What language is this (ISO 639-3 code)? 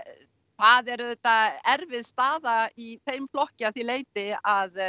isl